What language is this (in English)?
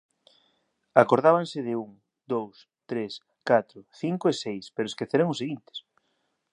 Galician